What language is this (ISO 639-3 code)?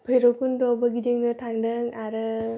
brx